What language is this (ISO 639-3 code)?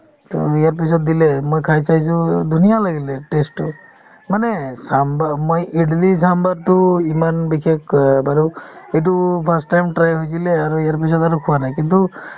asm